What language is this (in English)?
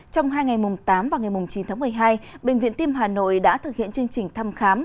Vietnamese